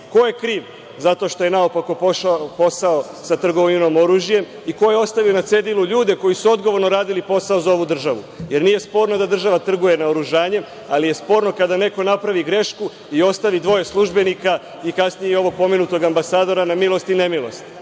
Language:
Serbian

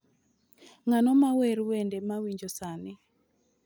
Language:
Luo (Kenya and Tanzania)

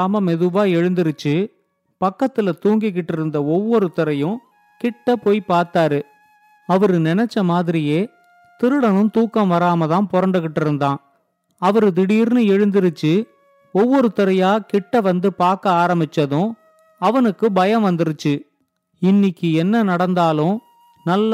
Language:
Tamil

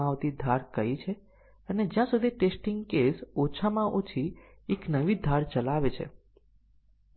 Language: Gujarati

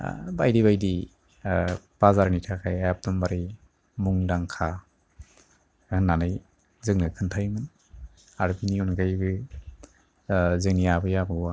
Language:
Bodo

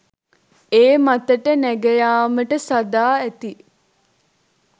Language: Sinhala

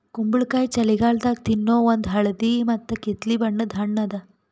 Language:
Kannada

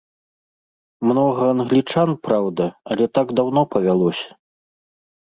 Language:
Belarusian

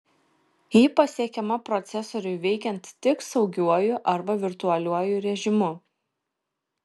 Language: Lithuanian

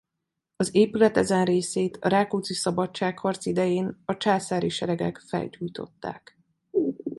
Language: Hungarian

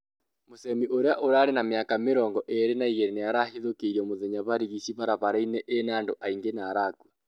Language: Kikuyu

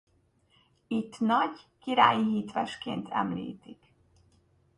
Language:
Hungarian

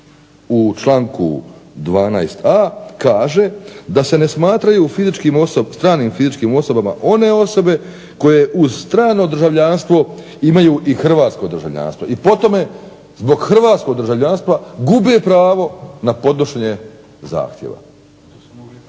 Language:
Croatian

